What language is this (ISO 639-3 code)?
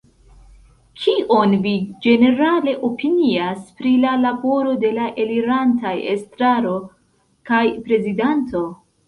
epo